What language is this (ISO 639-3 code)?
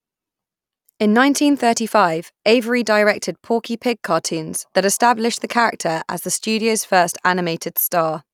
eng